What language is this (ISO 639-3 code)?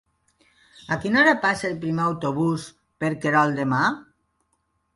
cat